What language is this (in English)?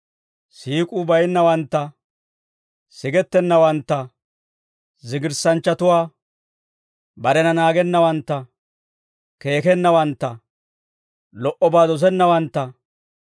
Dawro